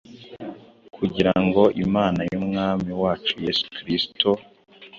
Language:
Kinyarwanda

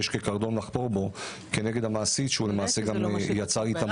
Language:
Hebrew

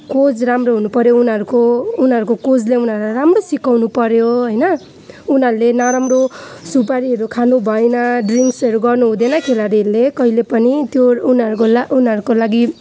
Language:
Nepali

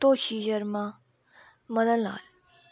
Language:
Dogri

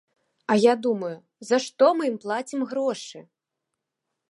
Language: Belarusian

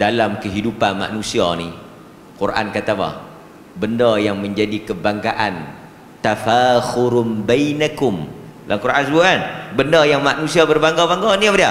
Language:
Malay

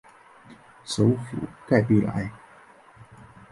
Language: Chinese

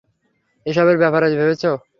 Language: Bangla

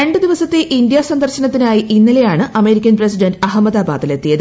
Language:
Malayalam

